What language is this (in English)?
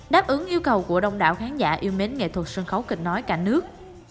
Vietnamese